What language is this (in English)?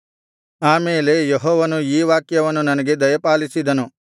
Kannada